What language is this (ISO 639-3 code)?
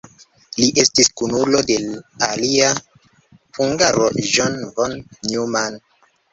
epo